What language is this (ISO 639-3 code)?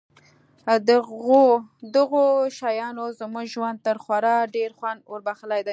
pus